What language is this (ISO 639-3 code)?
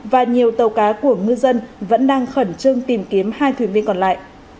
vie